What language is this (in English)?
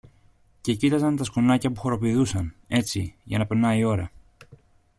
Greek